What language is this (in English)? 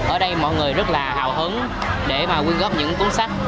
Vietnamese